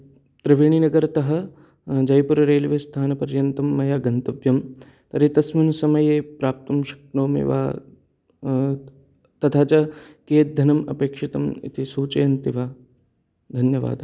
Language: Sanskrit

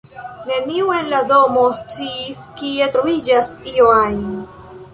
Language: Esperanto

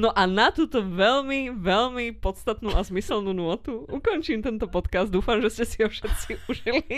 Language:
Slovak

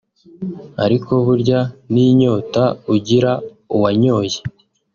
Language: Kinyarwanda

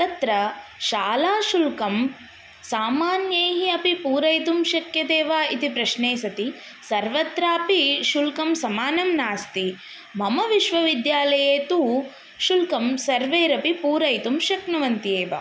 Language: Sanskrit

